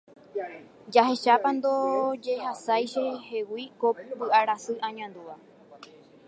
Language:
Guarani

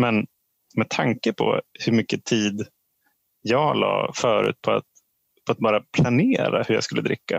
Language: Swedish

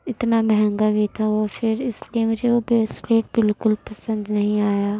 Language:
Urdu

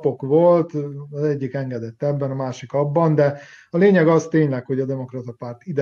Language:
Hungarian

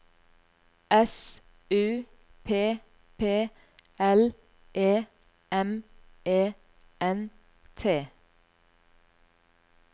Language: Norwegian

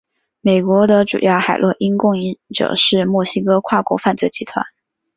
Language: Chinese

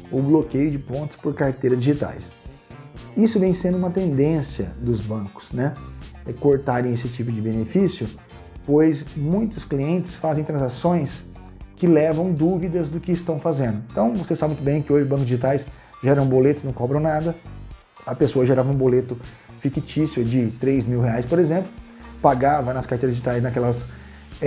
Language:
Portuguese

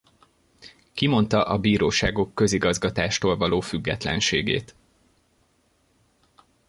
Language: Hungarian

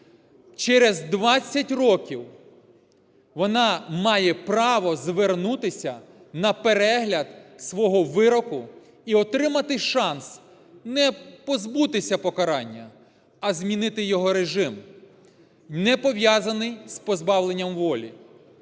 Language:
Ukrainian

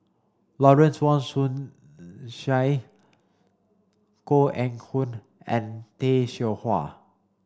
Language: English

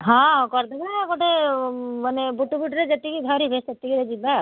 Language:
Odia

